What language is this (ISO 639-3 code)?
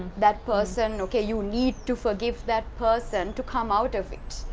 eng